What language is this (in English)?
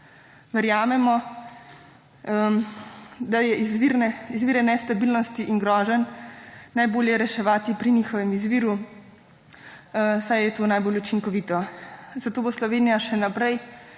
Slovenian